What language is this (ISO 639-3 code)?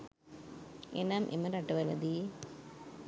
sin